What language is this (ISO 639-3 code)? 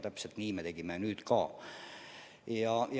est